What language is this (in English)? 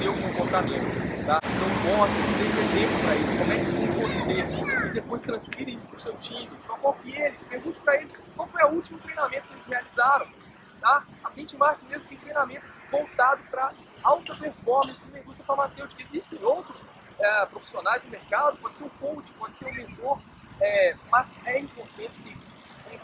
Portuguese